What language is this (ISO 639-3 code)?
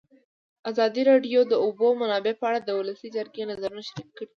pus